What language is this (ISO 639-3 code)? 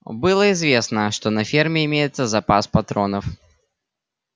rus